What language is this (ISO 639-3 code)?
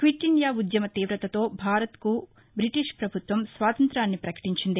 tel